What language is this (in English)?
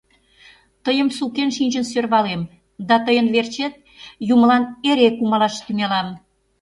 Mari